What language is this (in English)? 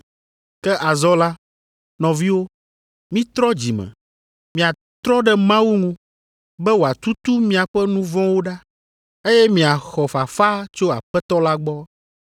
Ewe